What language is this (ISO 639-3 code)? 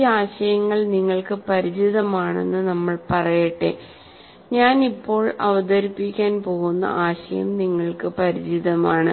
mal